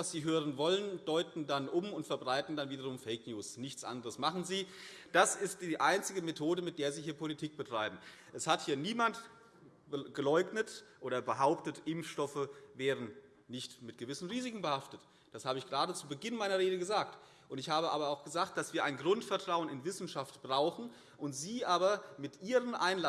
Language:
German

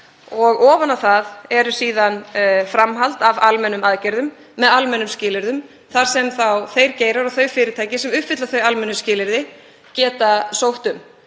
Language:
Icelandic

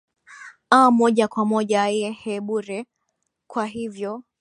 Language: Swahili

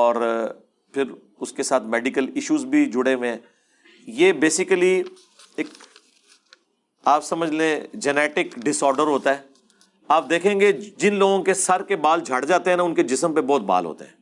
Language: Urdu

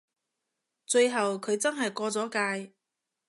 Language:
Cantonese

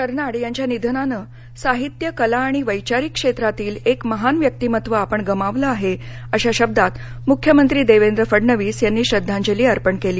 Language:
Marathi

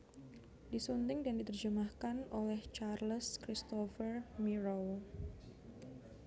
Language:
Javanese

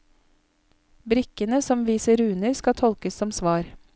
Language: Norwegian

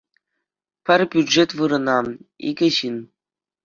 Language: Chuvash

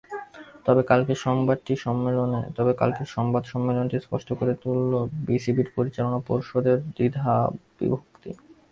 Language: Bangla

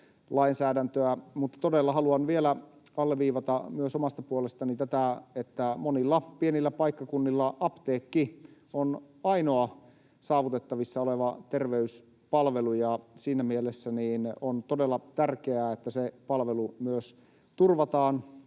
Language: Finnish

